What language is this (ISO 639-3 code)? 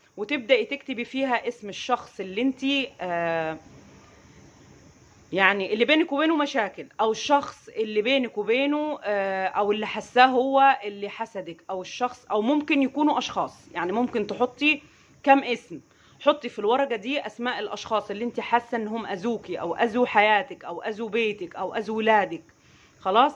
ara